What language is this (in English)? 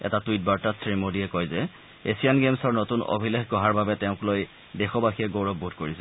Assamese